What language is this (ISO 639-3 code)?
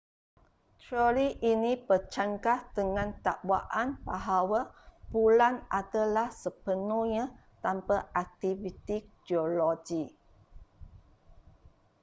msa